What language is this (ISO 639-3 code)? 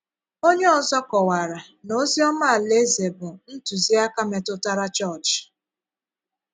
ibo